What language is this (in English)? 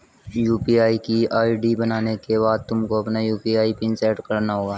Hindi